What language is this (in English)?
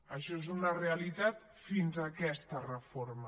Catalan